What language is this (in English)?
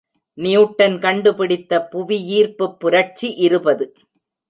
Tamil